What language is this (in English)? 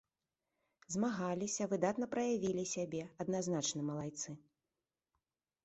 Belarusian